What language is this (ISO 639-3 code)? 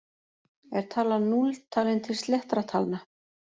isl